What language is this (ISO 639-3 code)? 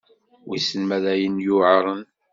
kab